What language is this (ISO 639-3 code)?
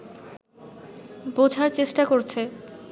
ben